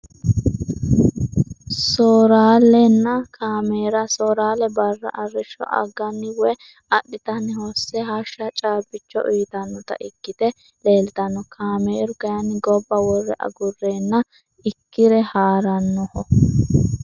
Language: Sidamo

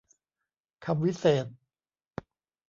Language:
Thai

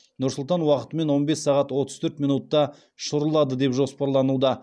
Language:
Kazakh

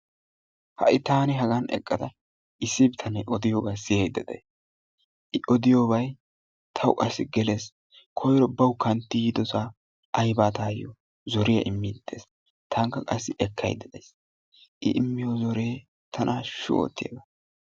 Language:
Wolaytta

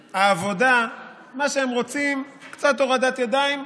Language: Hebrew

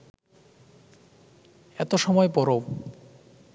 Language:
Bangla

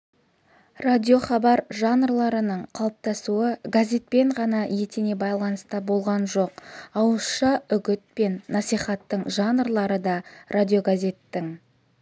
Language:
Kazakh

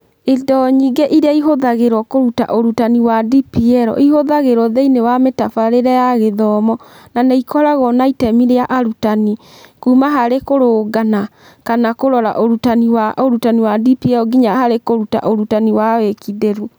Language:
Kikuyu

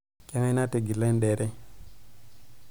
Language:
Masai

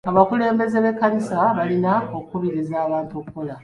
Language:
Ganda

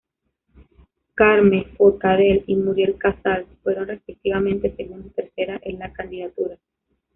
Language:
Spanish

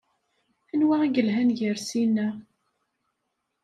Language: Kabyle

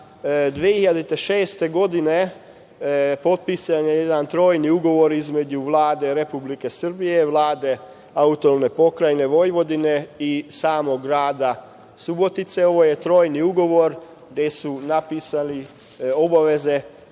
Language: Serbian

